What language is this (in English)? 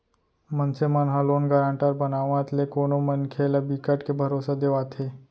Chhattisgarhi